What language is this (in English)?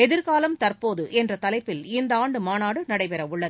Tamil